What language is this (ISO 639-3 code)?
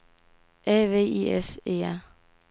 dan